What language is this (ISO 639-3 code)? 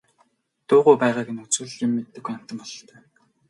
mon